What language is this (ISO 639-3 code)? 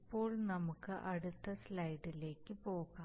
mal